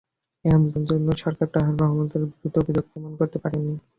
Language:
Bangla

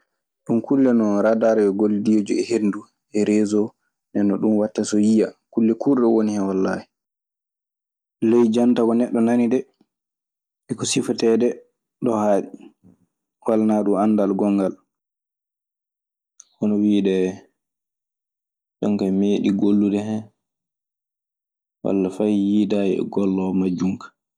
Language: Maasina Fulfulde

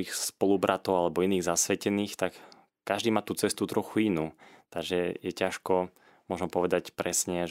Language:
Slovak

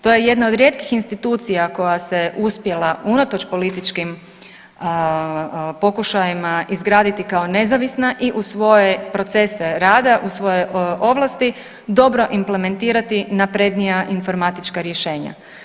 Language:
Croatian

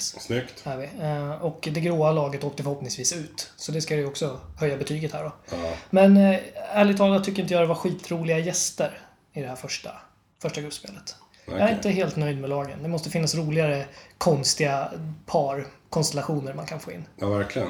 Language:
Swedish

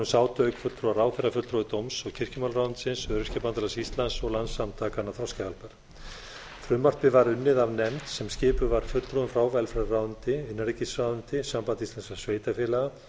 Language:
Icelandic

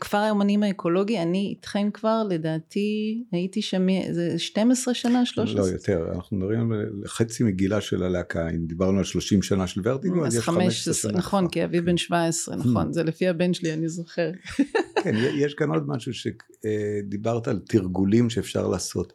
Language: Hebrew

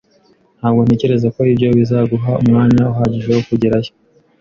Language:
Kinyarwanda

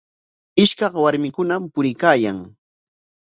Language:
Corongo Ancash Quechua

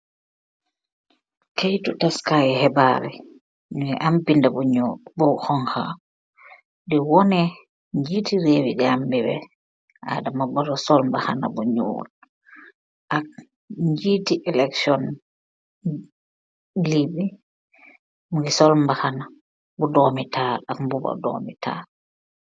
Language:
Wolof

